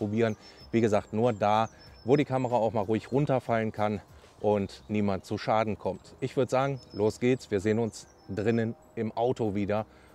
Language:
German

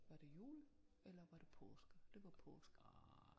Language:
Danish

